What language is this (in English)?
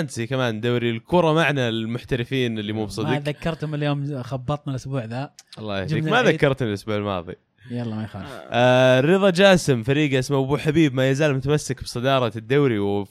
Arabic